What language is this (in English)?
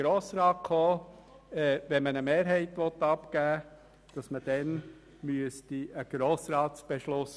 Swiss German